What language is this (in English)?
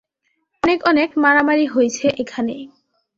Bangla